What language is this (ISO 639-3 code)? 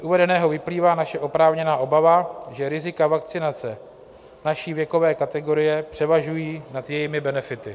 ces